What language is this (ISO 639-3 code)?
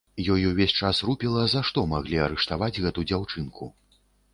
bel